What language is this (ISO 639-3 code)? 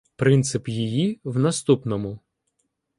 ukr